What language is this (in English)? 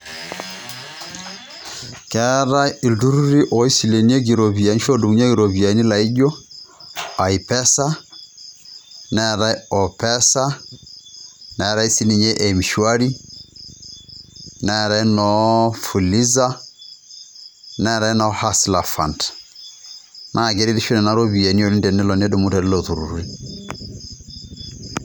Masai